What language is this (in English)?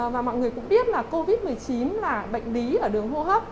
Vietnamese